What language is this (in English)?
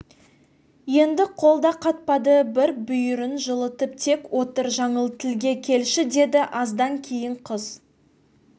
Kazakh